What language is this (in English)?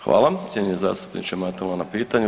Croatian